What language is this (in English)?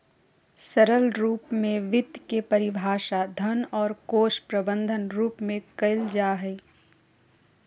Magahi